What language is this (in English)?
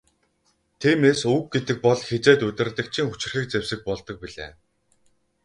Mongolian